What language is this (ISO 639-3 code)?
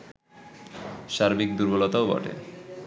ben